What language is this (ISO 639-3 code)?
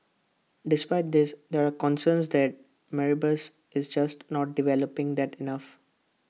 eng